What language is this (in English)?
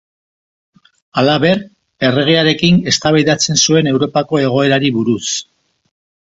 Basque